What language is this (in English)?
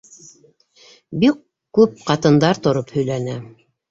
Bashkir